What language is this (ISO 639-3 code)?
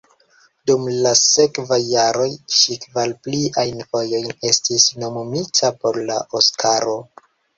epo